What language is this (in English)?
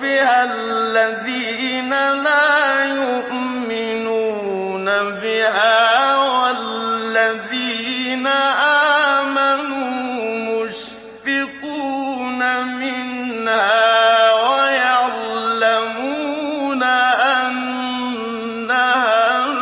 Arabic